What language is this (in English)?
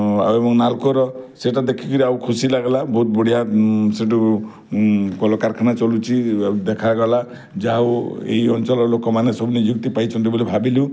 Odia